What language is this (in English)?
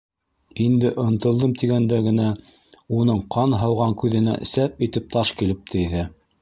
Bashkir